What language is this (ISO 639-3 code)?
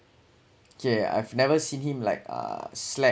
eng